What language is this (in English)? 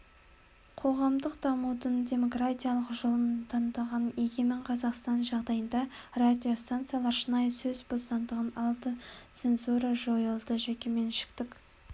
Kazakh